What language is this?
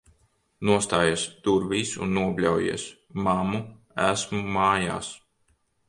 Latvian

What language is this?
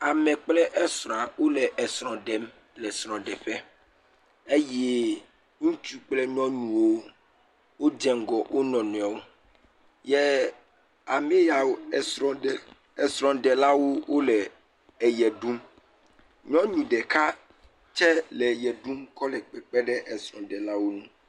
Ewe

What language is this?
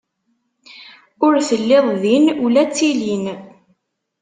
Kabyle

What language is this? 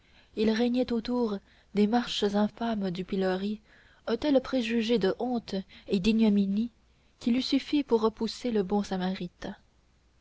French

